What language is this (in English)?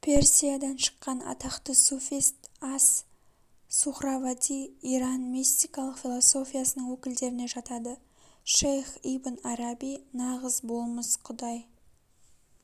Kazakh